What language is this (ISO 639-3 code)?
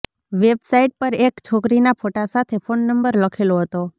guj